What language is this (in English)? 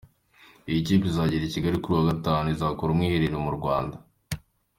Kinyarwanda